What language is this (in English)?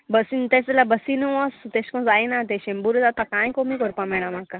Konkani